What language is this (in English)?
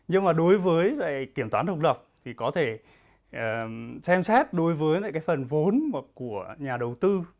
Vietnamese